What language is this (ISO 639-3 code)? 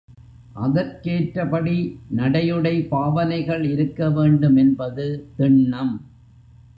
tam